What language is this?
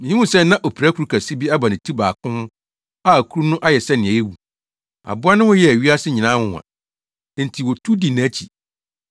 Akan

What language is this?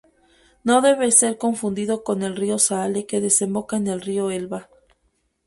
Spanish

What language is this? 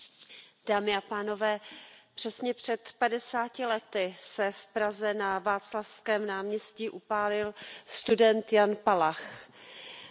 Czech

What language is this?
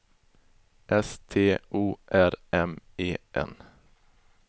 Swedish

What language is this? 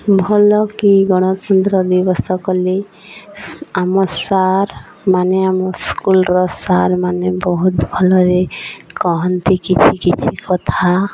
Odia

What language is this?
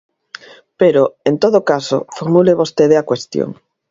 Galician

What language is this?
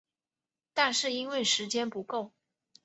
Chinese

